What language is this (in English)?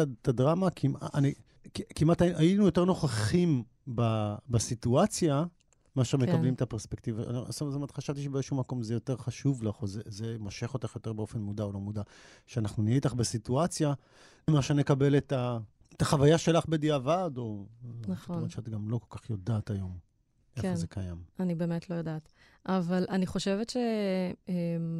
Hebrew